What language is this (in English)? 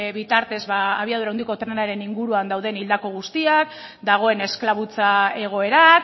Basque